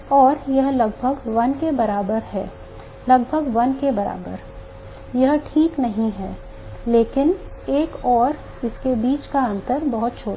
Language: Hindi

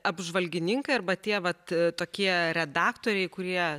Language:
Lithuanian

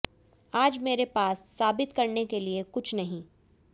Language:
Hindi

